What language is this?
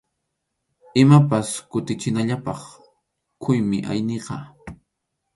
Arequipa-La Unión Quechua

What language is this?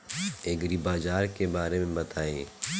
Bhojpuri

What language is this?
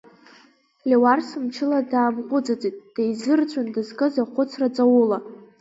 Abkhazian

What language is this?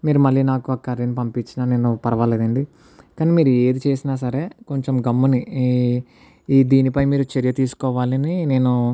Telugu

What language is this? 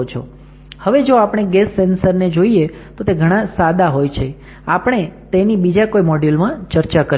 Gujarati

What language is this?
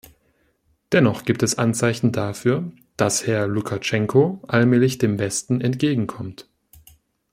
German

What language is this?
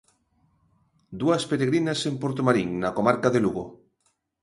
Galician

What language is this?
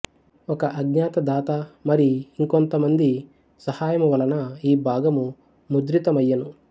Telugu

